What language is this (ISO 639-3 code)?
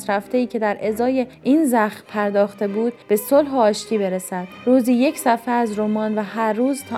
fas